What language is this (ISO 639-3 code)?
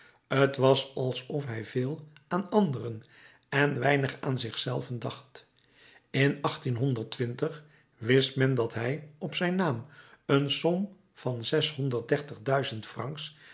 nld